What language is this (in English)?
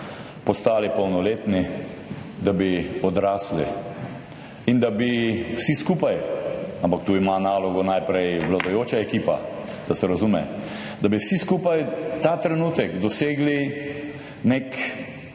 Slovenian